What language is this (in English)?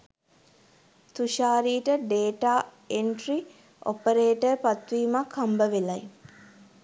Sinhala